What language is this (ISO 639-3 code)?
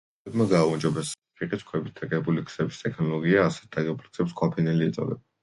kat